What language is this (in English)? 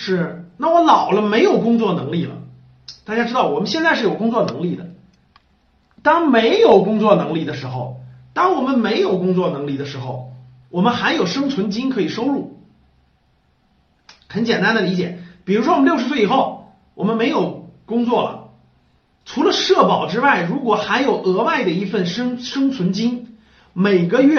Chinese